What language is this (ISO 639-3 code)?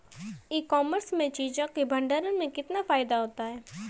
hin